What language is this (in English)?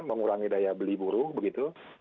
Indonesian